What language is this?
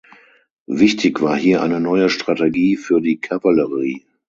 German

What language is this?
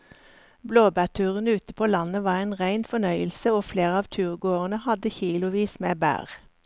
Norwegian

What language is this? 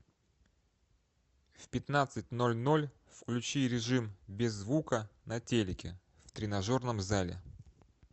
Russian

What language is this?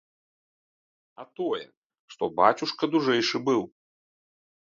Belarusian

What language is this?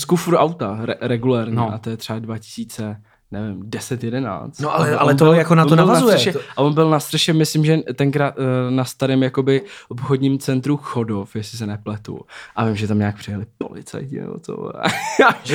Czech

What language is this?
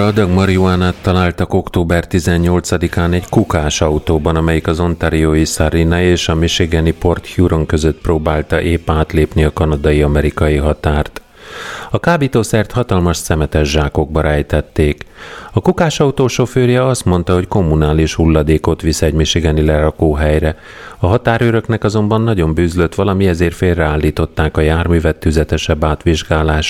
Hungarian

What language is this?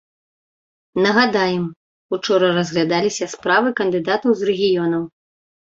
Belarusian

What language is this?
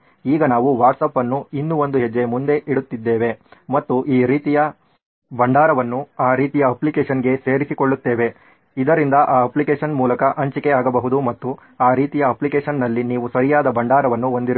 Kannada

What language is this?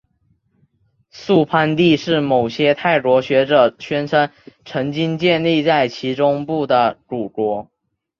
Chinese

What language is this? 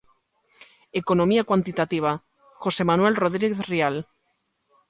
Galician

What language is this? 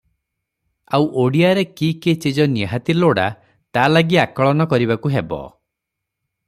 Odia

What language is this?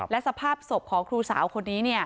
Thai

